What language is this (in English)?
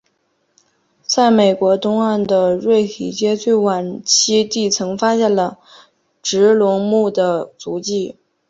Chinese